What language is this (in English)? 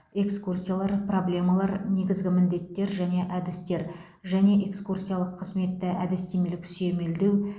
Kazakh